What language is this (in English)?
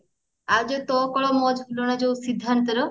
Odia